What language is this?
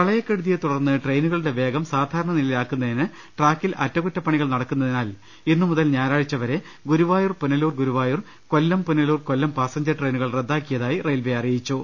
Malayalam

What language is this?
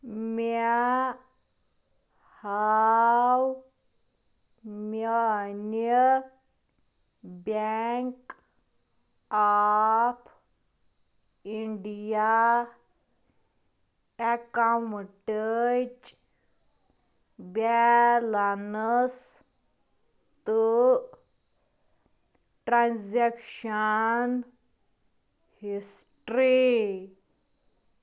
Kashmiri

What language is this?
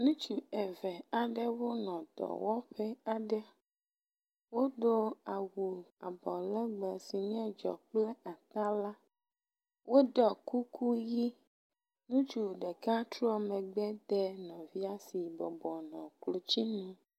Ewe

